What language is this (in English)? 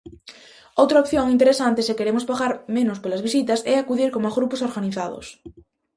Galician